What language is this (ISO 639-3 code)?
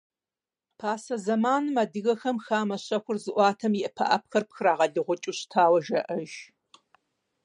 kbd